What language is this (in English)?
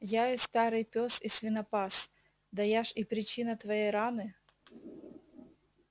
Russian